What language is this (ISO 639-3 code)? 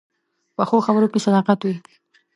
pus